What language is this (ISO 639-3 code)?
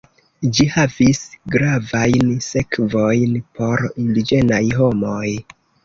epo